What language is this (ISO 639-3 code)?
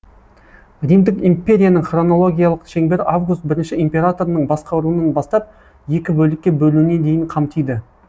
kaz